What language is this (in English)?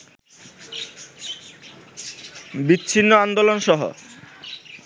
Bangla